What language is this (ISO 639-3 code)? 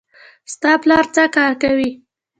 pus